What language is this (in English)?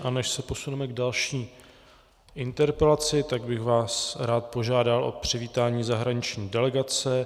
Czech